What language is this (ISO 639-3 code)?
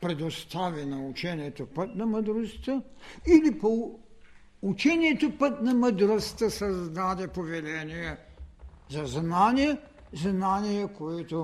bul